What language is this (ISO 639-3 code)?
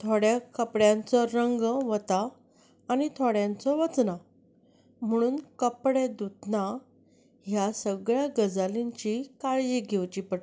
kok